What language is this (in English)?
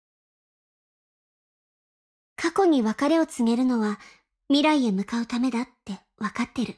Japanese